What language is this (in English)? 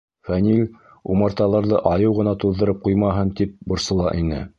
Bashkir